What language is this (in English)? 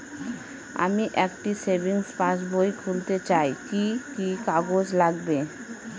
Bangla